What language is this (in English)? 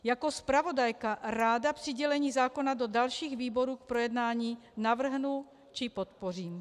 Czech